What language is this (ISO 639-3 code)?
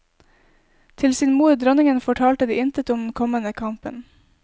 nor